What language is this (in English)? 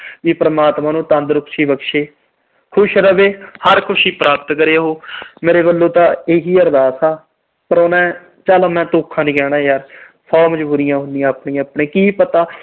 Punjabi